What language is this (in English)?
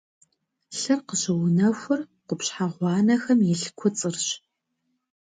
Kabardian